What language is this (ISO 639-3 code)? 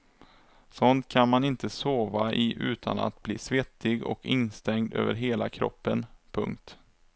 swe